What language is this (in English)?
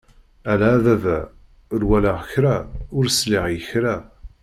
Kabyle